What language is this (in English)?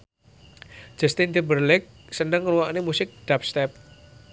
Javanese